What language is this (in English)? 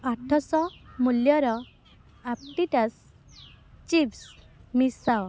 Odia